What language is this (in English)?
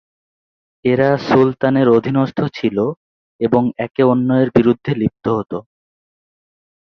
Bangla